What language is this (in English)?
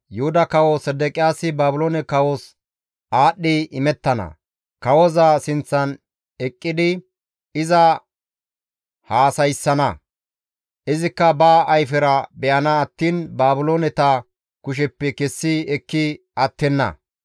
Gamo